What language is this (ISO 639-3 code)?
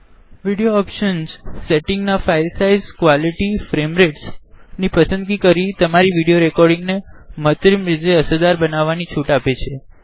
guj